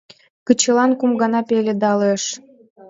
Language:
Mari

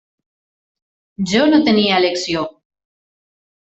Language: Catalan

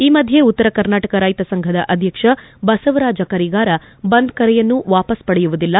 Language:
Kannada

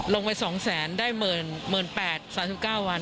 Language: Thai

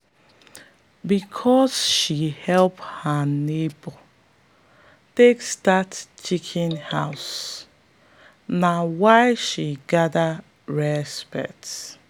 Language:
Nigerian Pidgin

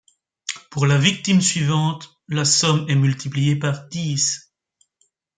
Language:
French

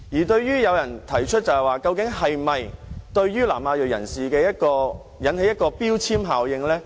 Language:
Cantonese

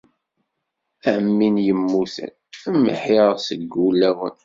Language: Kabyle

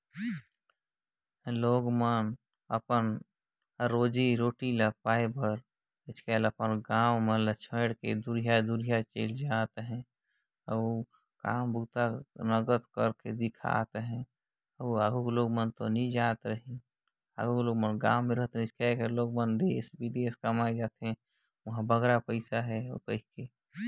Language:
Chhattisgarhi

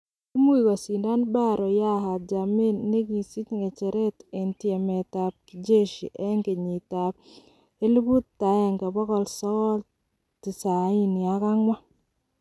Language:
Kalenjin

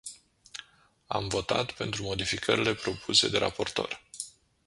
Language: Romanian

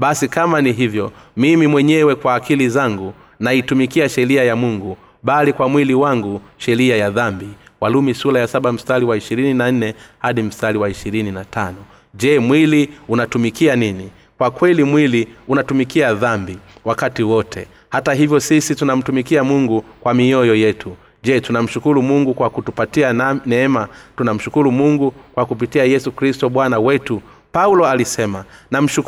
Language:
Swahili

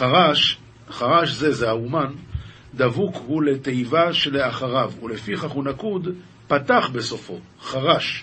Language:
Hebrew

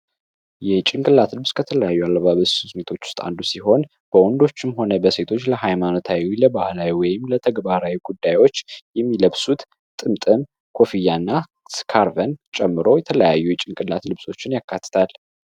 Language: Amharic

